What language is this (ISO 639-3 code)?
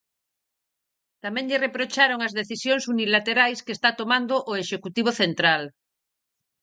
glg